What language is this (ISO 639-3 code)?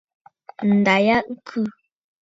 bfd